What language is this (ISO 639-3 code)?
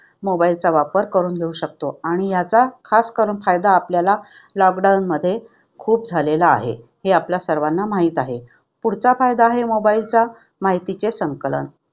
mar